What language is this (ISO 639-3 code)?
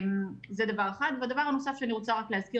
heb